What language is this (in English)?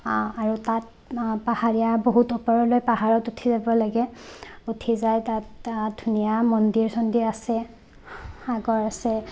Assamese